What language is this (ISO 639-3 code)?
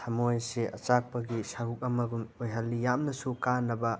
mni